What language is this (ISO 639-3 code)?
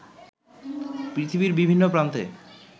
ben